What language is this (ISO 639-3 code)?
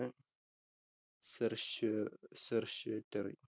mal